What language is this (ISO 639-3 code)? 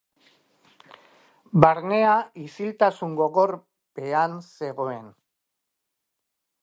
eus